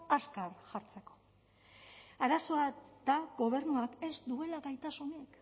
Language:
Basque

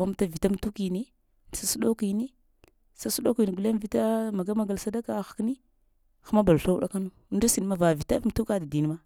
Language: Lamang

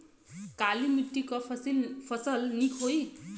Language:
Bhojpuri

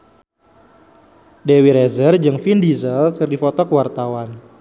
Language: Sundanese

